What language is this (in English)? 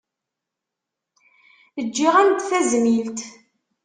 Kabyle